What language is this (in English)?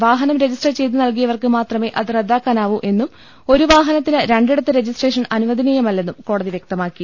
Malayalam